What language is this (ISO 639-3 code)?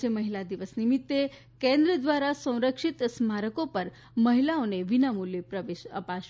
guj